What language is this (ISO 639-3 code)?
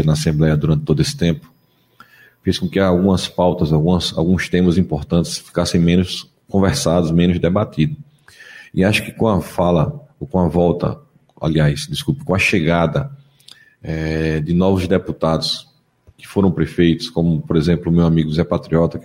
por